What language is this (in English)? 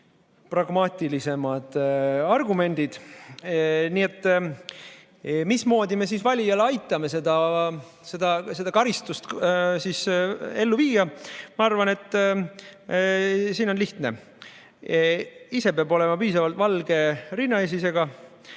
Estonian